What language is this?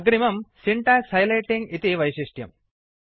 Sanskrit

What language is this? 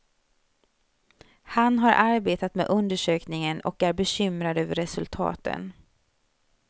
Swedish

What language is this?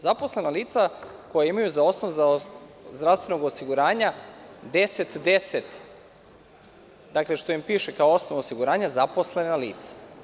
Serbian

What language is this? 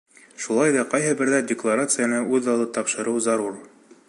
Bashkir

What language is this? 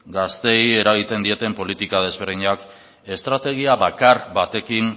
Basque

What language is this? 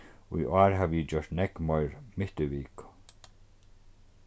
Faroese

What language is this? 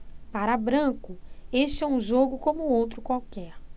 Portuguese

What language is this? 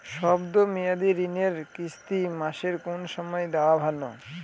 Bangla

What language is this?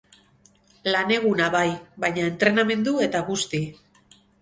Basque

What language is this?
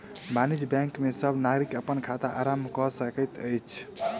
Maithili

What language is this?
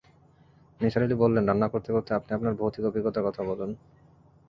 Bangla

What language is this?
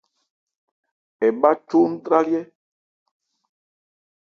Ebrié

